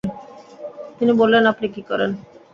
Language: Bangla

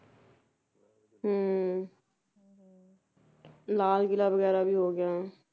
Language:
Punjabi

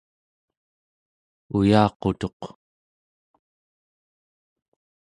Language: Central Yupik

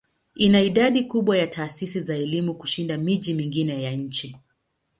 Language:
Swahili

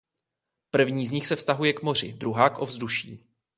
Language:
Czech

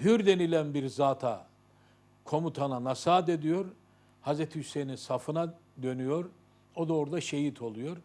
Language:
Turkish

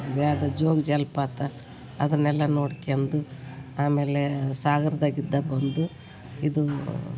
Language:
Kannada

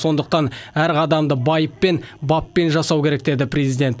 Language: Kazakh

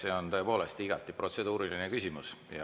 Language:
Estonian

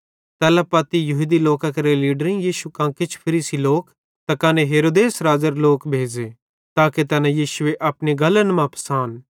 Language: Bhadrawahi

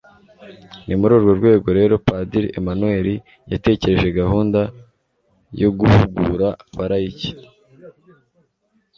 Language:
Kinyarwanda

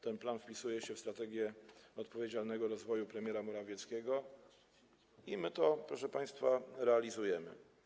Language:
Polish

